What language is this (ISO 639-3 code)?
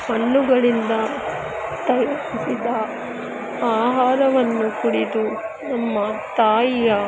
kan